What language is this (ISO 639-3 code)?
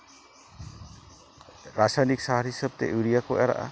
sat